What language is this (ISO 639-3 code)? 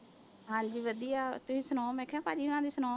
pan